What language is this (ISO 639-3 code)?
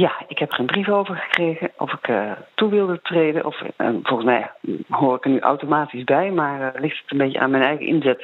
nld